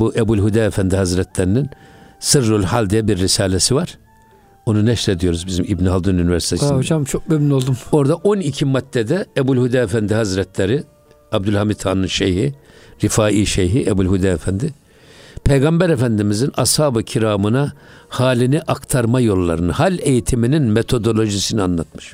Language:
Turkish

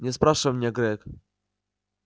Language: Russian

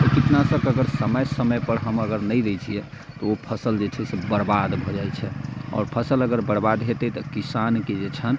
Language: Maithili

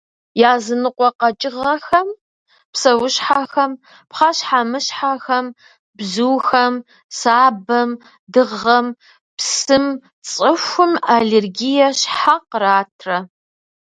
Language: Kabardian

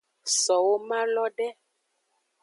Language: Aja (Benin)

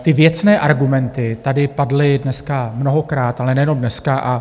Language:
Czech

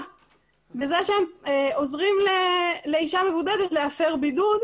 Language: Hebrew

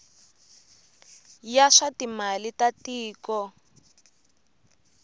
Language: Tsonga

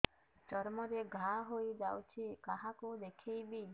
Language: Odia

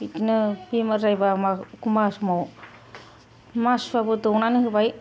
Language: Bodo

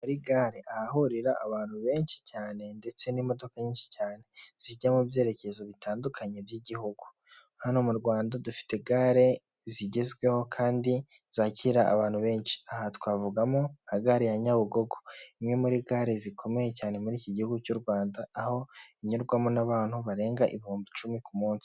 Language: Kinyarwanda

